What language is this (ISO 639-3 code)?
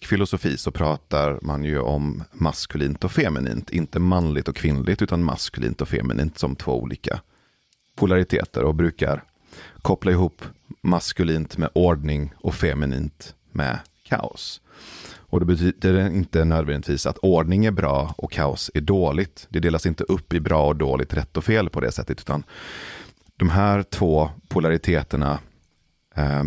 swe